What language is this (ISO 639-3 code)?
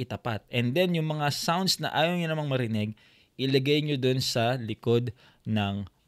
fil